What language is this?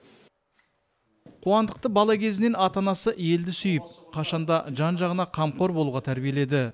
Kazakh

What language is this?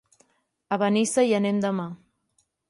Catalan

